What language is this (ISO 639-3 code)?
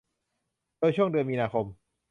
tha